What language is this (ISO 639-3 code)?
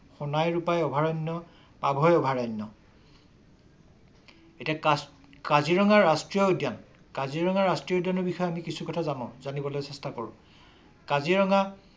asm